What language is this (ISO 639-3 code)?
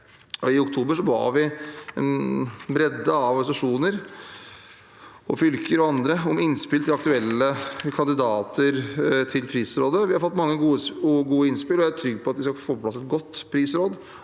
nor